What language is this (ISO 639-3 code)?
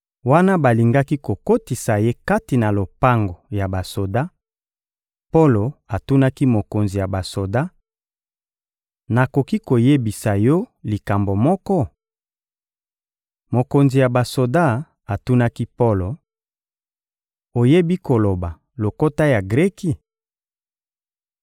lin